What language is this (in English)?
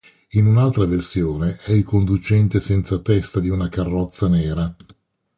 Italian